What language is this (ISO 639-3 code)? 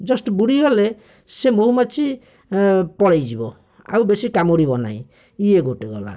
ori